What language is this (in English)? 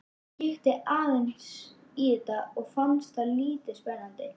Icelandic